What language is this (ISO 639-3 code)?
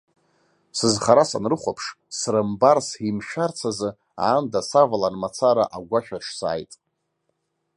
abk